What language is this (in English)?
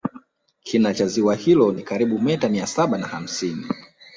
Swahili